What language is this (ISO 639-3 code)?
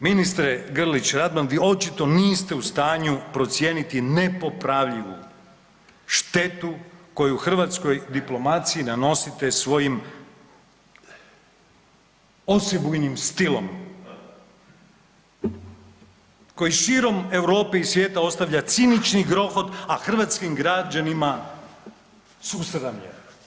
hrv